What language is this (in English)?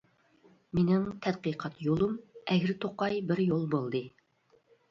Uyghur